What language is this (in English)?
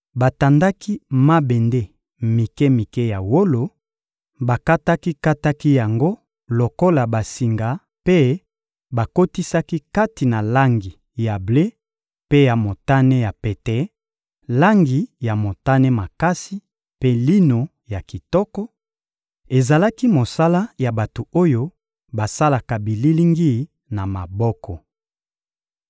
Lingala